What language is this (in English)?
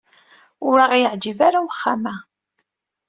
Kabyle